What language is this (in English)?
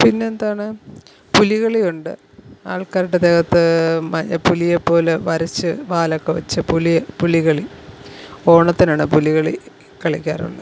Malayalam